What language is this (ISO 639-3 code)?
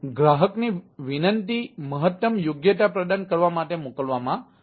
guj